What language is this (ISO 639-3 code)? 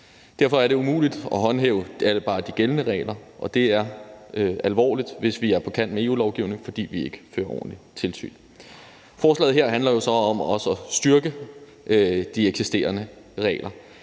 dan